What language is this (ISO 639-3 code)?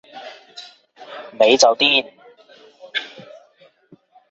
yue